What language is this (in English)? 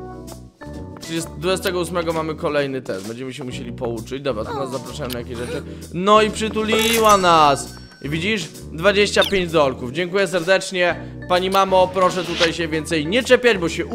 Polish